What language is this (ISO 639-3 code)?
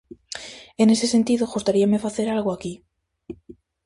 glg